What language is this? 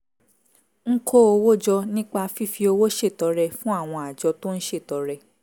Yoruba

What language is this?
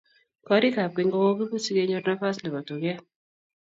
Kalenjin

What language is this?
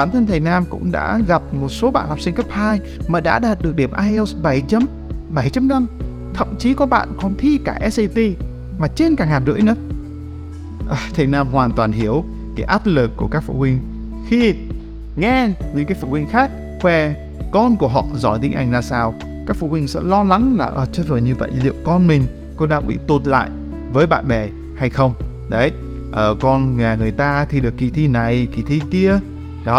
Vietnamese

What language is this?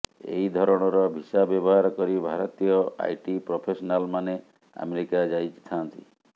Odia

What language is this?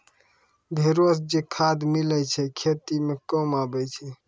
Maithili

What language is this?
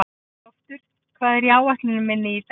Icelandic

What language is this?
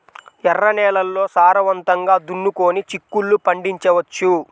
Telugu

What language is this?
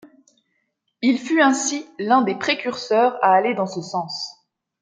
French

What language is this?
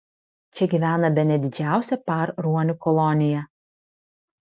Lithuanian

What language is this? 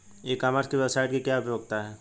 Hindi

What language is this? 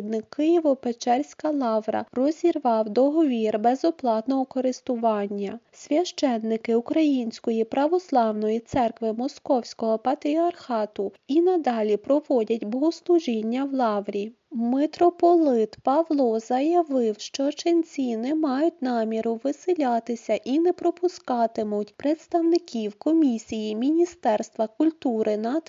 Ukrainian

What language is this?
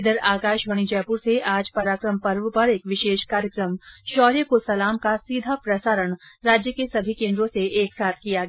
Hindi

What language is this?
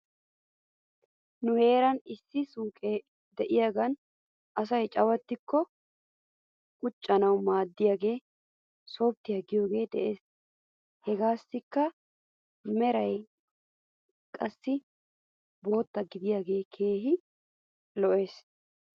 Wolaytta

